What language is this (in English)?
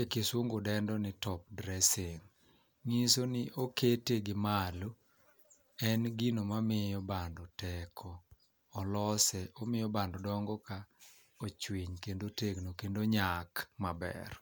Luo (Kenya and Tanzania)